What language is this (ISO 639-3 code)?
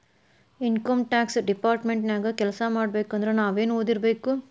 kan